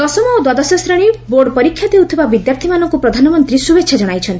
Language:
Odia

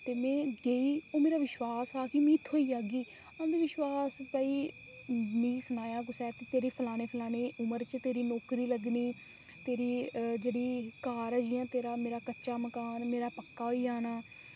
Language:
Dogri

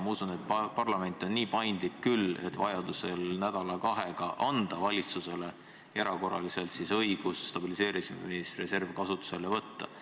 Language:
Estonian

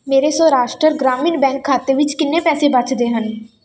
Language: Punjabi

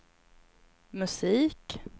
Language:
Swedish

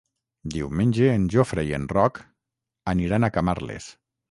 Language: Catalan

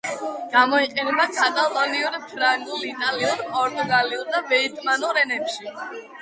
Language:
Georgian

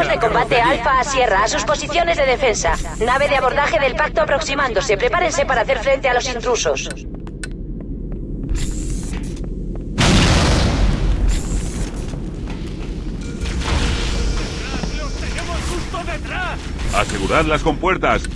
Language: Spanish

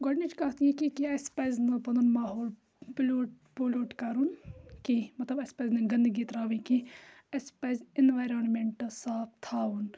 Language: Kashmiri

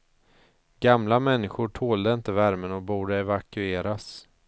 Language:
Swedish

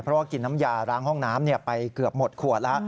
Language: Thai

